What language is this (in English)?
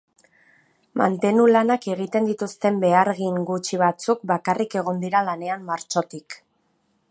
Basque